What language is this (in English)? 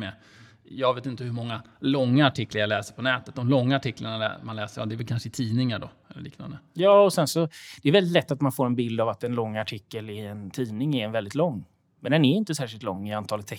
Swedish